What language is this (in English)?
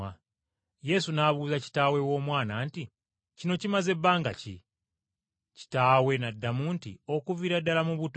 Ganda